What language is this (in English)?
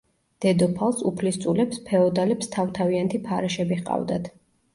Georgian